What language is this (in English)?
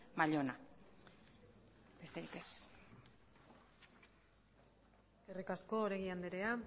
Basque